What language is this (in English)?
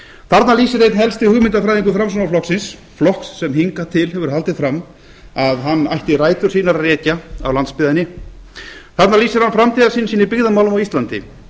Icelandic